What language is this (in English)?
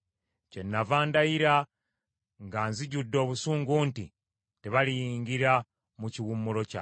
Ganda